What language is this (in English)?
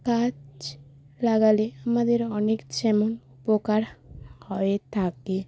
Bangla